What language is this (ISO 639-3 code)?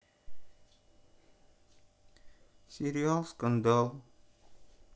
rus